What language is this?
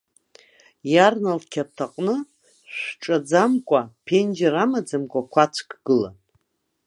Abkhazian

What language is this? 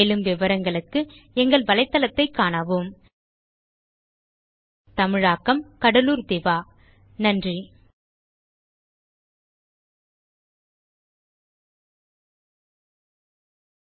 Tamil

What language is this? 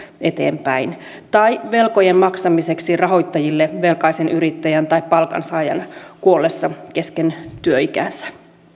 Finnish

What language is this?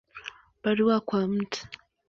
Swahili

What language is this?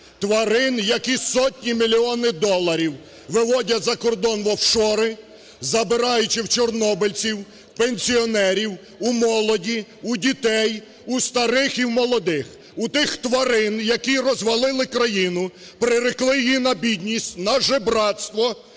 Ukrainian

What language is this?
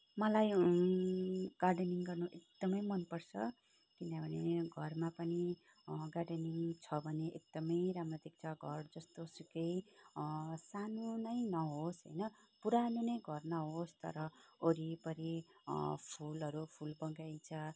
Nepali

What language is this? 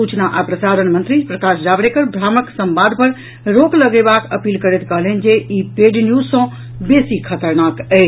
Maithili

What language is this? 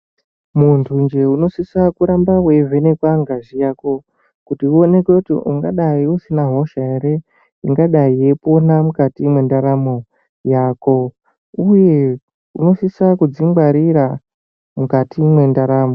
Ndau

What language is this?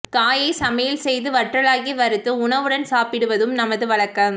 Tamil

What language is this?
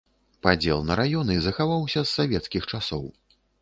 Belarusian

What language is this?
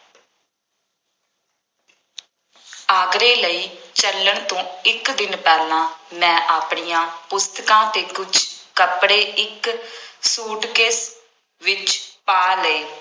Punjabi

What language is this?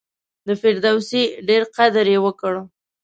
Pashto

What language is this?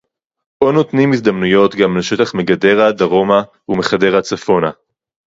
Hebrew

